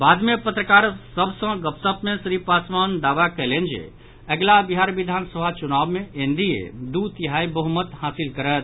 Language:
Maithili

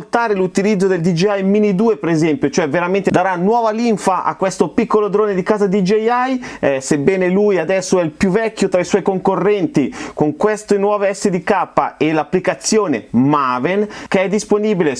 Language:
Italian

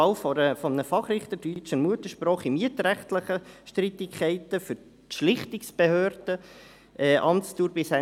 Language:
Swiss German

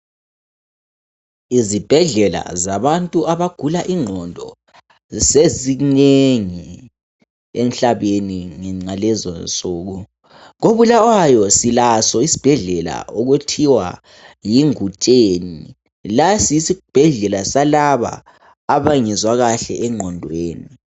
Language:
North Ndebele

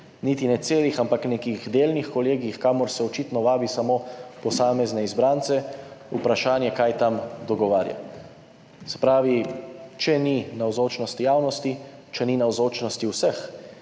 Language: Slovenian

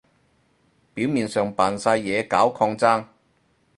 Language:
Cantonese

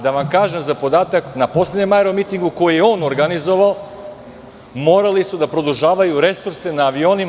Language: Serbian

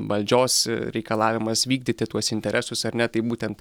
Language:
Lithuanian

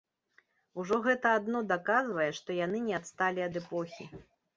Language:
Belarusian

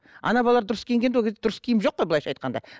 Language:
Kazakh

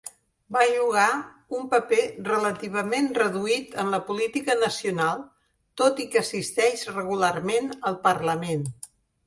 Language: Catalan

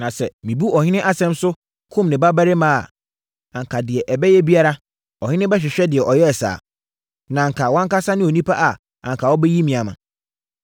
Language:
Akan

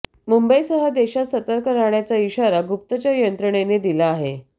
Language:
Marathi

